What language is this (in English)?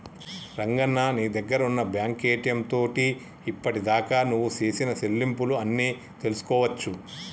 Telugu